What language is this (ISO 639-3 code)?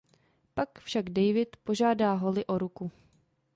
ces